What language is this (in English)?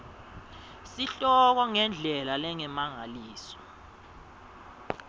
Swati